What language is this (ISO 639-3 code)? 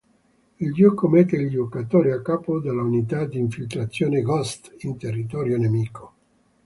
ita